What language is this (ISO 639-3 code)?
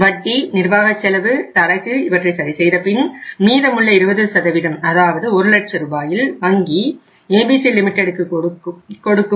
tam